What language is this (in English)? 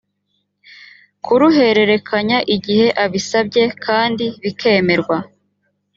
Kinyarwanda